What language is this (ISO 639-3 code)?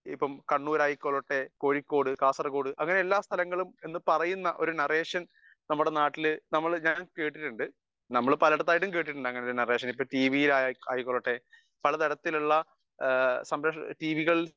mal